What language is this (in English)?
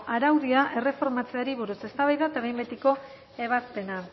Basque